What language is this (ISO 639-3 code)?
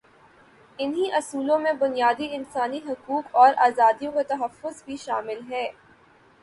urd